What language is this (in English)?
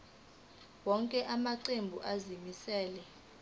Zulu